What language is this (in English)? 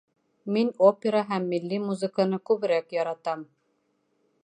Bashkir